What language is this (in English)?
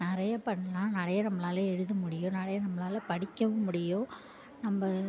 Tamil